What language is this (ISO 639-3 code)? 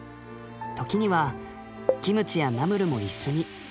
jpn